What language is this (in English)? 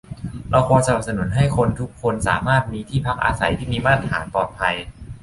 Thai